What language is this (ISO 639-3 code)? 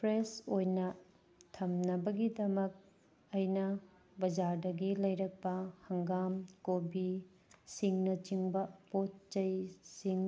mni